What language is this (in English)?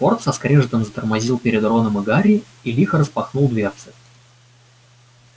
Russian